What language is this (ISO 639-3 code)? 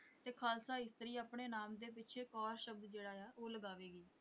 pan